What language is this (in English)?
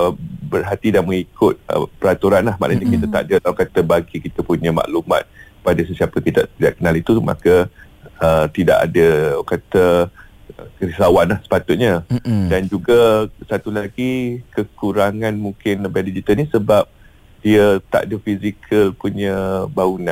Malay